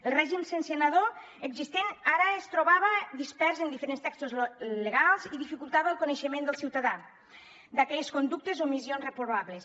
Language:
Catalan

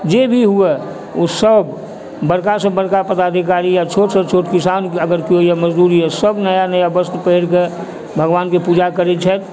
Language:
Maithili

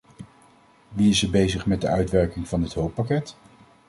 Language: Dutch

